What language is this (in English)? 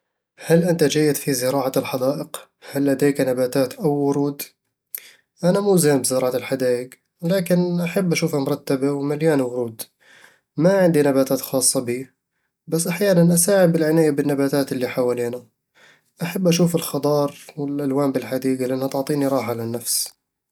Eastern Egyptian Bedawi Arabic